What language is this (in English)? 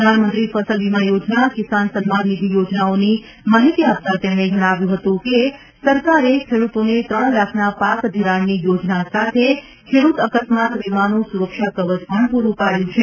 Gujarati